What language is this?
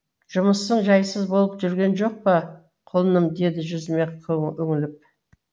Kazakh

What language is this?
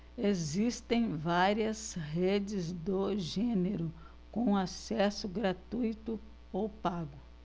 Portuguese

